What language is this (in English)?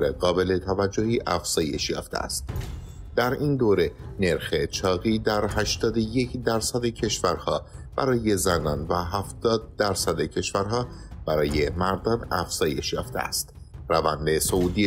Persian